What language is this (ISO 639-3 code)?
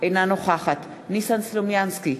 heb